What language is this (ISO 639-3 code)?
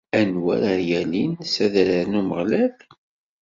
kab